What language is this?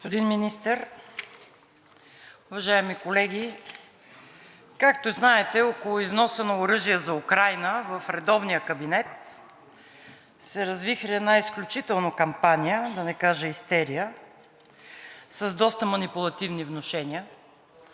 Bulgarian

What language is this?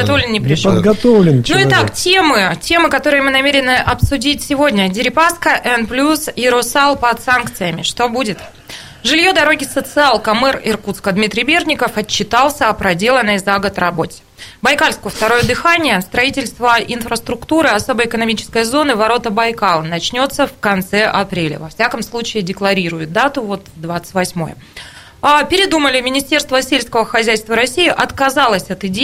Russian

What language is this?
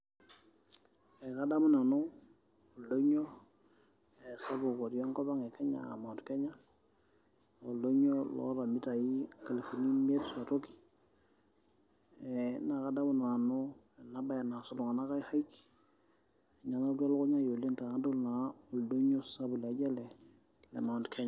Masai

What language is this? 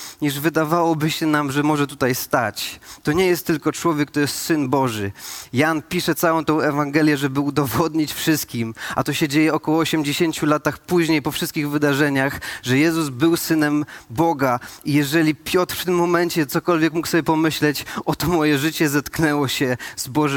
Polish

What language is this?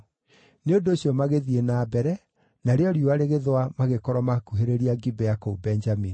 Kikuyu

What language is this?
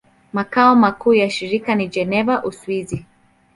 Swahili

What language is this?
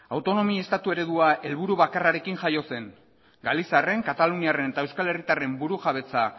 Basque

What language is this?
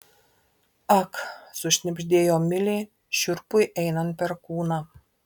Lithuanian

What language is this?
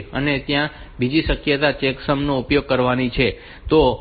Gujarati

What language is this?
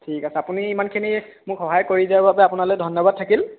Assamese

